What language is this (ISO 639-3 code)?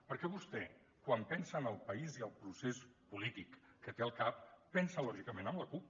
cat